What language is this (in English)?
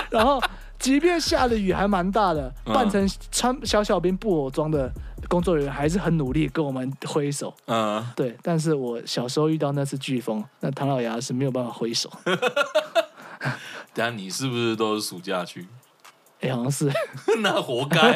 Chinese